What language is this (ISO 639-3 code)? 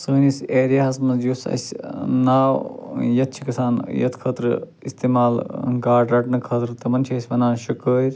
kas